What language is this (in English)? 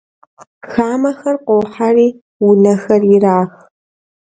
Kabardian